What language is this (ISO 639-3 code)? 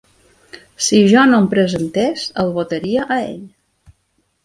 cat